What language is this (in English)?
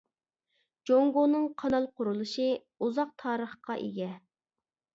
Uyghur